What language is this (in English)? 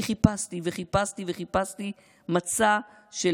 Hebrew